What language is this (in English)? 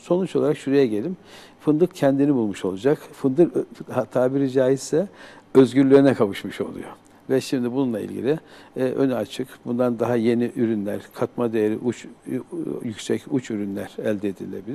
Turkish